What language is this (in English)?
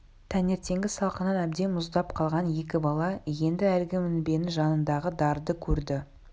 Kazakh